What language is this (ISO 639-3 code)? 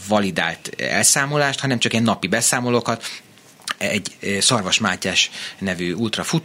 hun